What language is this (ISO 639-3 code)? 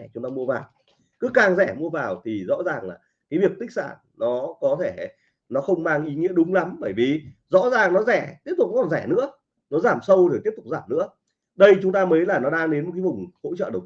vie